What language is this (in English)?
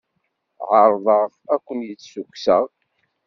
Kabyle